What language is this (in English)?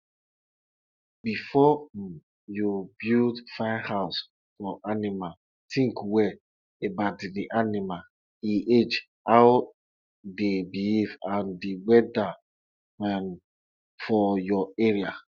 Nigerian Pidgin